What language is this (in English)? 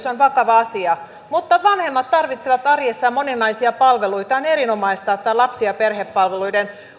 Finnish